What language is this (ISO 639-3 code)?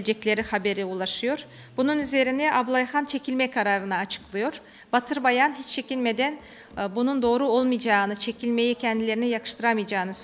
tur